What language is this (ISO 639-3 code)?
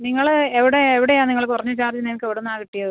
mal